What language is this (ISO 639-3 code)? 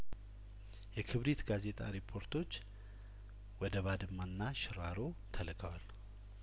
amh